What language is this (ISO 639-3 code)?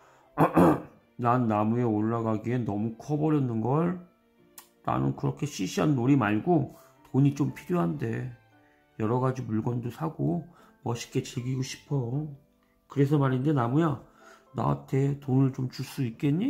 kor